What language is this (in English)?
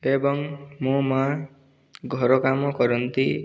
Odia